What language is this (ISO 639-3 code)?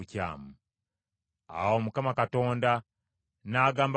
lug